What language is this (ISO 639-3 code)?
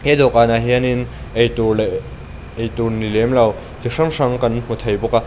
lus